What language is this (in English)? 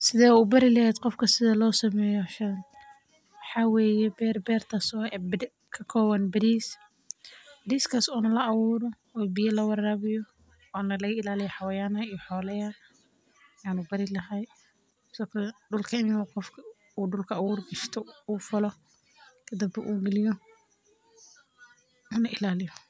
Somali